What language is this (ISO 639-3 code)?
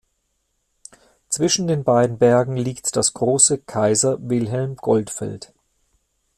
deu